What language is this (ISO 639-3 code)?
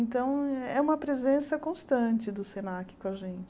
por